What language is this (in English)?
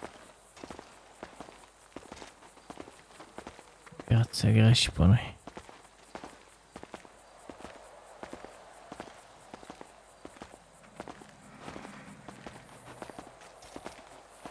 Romanian